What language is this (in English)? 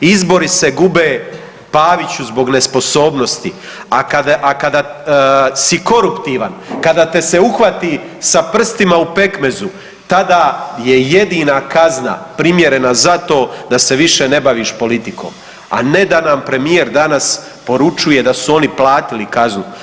Croatian